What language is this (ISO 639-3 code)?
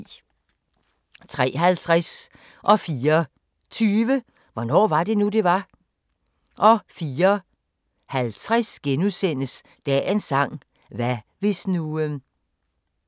dan